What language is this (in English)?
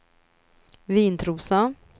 Swedish